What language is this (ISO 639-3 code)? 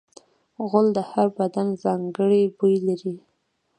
pus